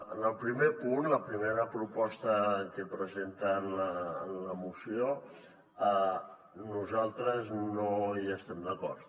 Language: Catalan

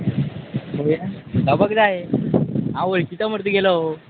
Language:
Konkani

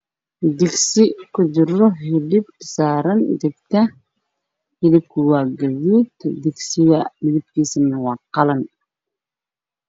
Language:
Somali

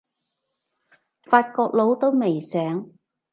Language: Cantonese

